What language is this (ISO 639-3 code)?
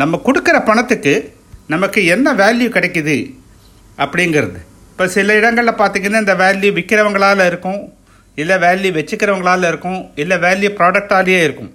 tam